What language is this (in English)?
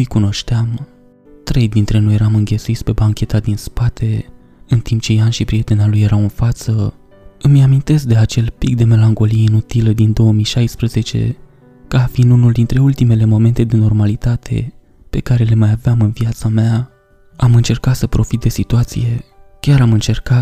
Romanian